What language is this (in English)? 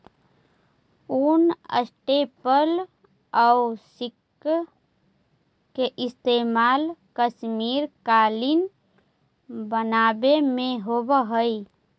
Magahi